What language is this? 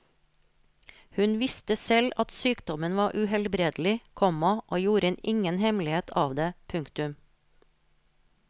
Norwegian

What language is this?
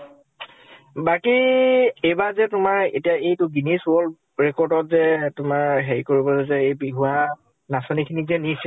Assamese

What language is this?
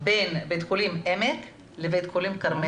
Hebrew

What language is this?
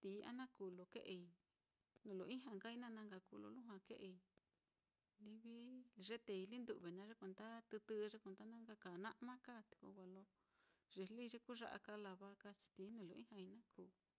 Mitlatongo Mixtec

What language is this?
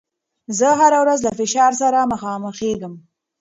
Pashto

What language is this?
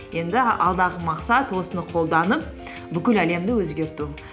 Kazakh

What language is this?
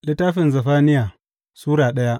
Hausa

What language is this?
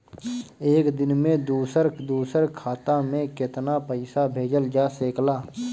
Bhojpuri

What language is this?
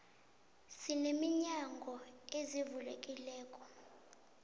South Ndebele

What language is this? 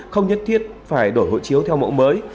Vietnamese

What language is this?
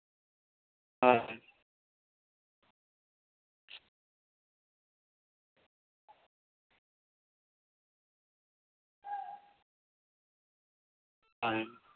Santali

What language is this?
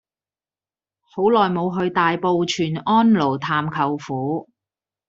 Cantonese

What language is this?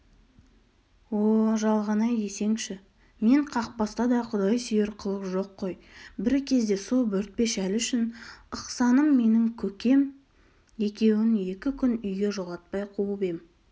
Kazakh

